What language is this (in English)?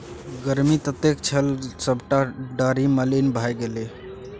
Maithili